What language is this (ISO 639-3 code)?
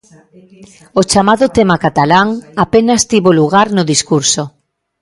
glg